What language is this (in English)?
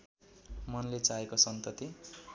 Nepali